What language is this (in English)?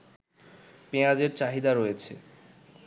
Bangla